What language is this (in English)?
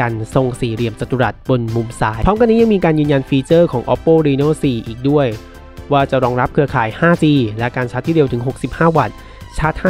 Thai